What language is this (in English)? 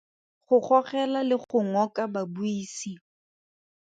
Tswana